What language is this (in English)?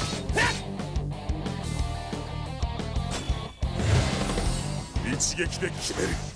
Japanese